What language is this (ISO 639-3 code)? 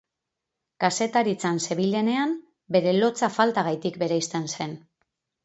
eus